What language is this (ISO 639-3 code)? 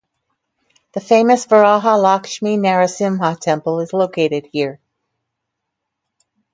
eng